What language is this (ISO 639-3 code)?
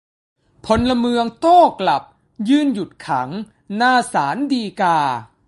tha